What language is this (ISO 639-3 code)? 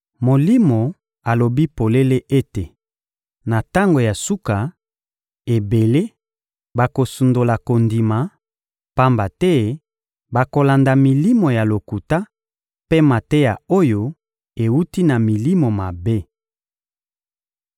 lin